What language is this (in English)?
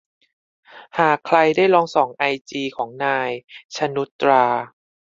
Thai